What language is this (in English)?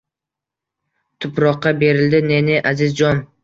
Uzbek